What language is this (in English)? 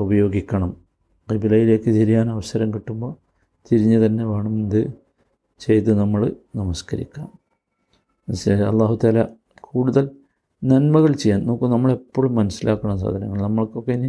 Malayalam